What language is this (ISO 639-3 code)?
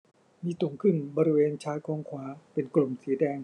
tha